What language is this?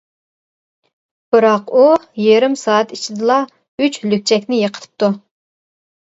Uyghur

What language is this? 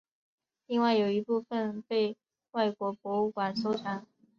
Chinese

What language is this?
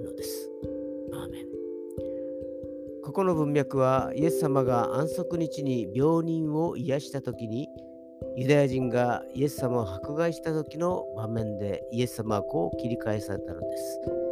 Japanese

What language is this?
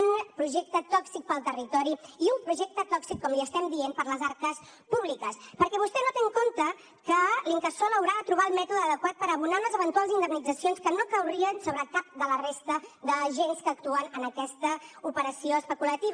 Catalan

